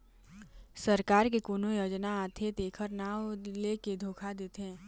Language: Chhattisgarhi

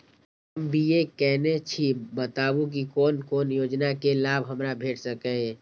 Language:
Maithili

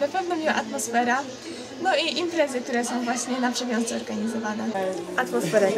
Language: Polish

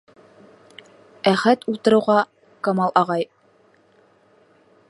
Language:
Bashkir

